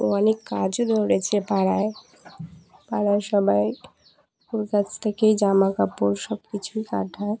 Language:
Bangla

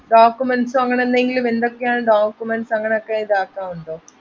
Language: Malayalam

